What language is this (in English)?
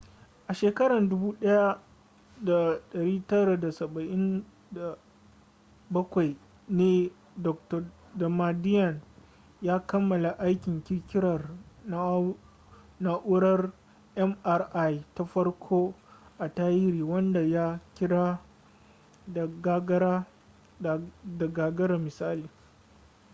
Hausa